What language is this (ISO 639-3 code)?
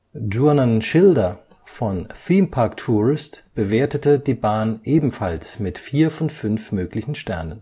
deu